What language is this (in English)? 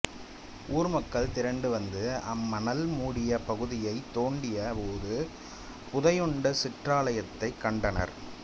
Tamil